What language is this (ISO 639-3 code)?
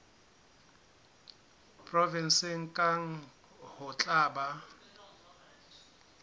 sot